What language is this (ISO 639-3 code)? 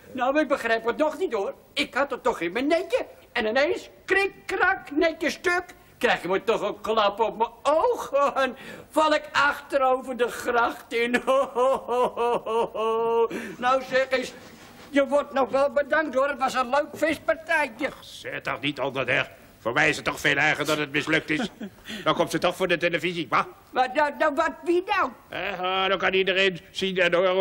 nld